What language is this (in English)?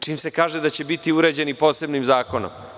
Serbian